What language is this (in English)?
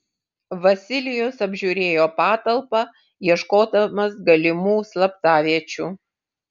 Lithuanian